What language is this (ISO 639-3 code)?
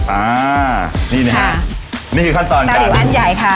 tha